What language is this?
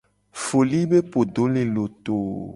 Gen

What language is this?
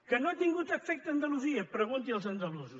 Catalan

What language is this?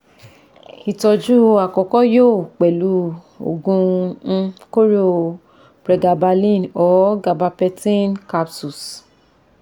Yoruba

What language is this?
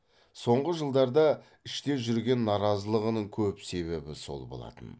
Kazakh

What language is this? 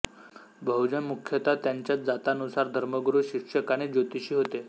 Marathi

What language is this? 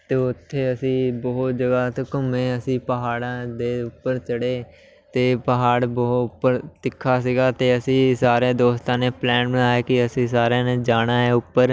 Punjabi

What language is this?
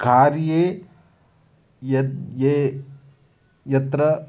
Sanskrit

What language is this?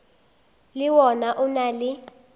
Northern Sotho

